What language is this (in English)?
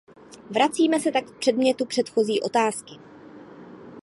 Czech